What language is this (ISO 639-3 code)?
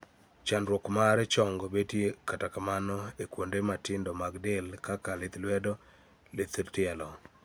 luo